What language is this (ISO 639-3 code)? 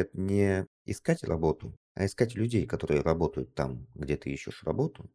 rus